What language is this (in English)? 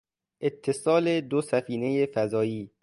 Persian